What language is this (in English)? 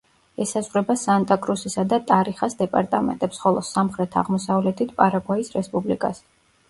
Georgian